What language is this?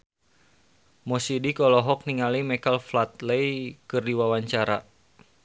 Sundanese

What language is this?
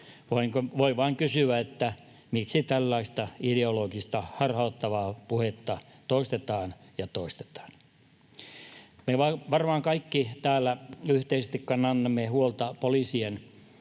Finnish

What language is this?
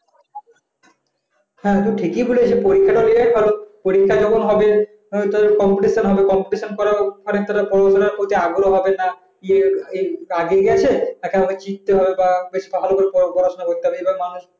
Bangla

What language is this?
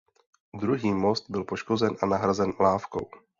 Czech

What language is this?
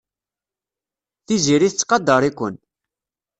Kabyle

